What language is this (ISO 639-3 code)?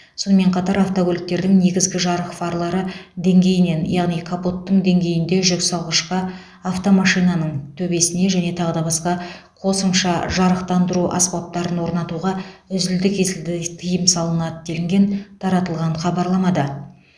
kaz